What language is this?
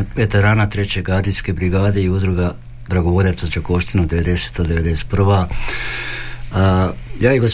Croatian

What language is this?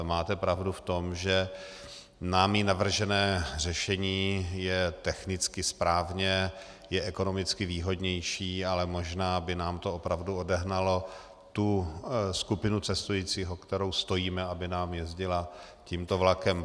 Czech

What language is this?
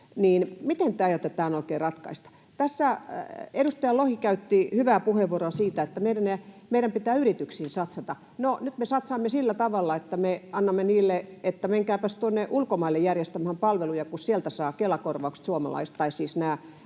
Finnish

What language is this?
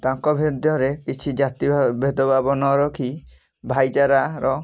Odia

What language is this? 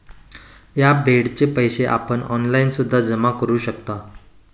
Marathi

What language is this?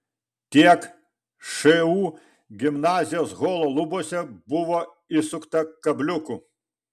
Lithuanian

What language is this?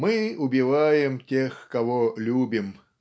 Russian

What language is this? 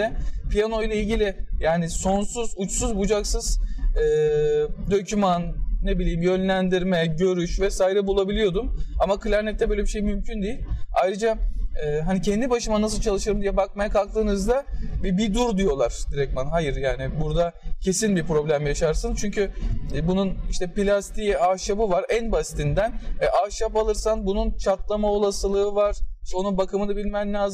Turkish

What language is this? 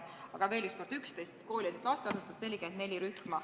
Estonian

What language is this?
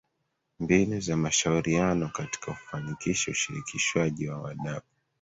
Swahili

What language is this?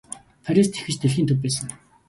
Mongolian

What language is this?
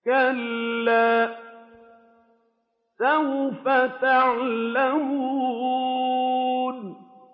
Arabic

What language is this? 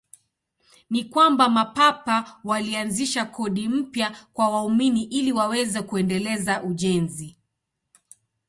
Swahili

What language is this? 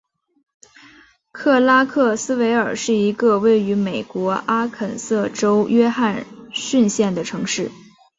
Chinese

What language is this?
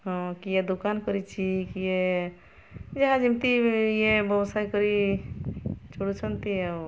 Odia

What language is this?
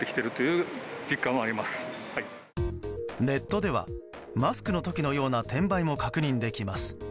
Japanese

